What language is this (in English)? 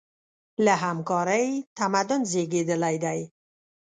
Pashto